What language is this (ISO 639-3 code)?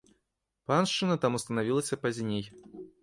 bel